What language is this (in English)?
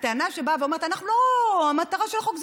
Hebrew